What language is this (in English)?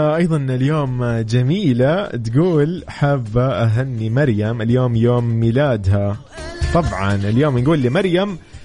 Arabic